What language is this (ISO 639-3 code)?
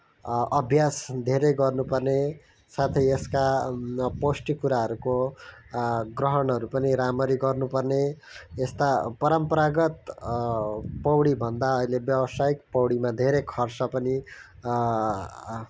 nep